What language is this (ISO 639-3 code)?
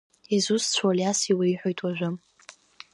abk